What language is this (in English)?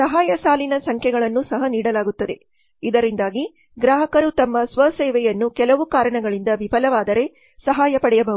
Kannada